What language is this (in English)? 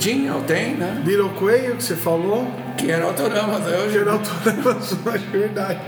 Portuguese